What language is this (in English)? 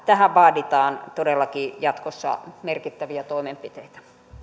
Finnish